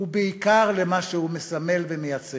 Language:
Hebrew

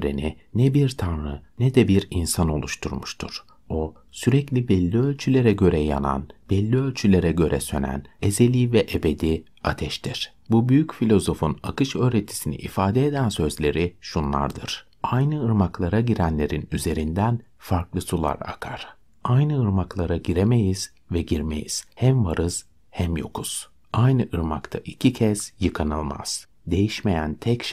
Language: Turkish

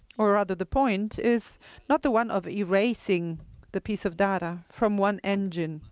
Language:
English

